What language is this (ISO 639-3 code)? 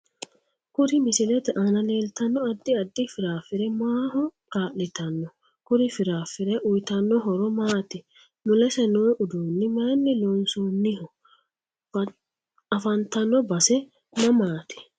sid